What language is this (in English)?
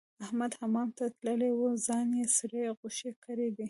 Pashto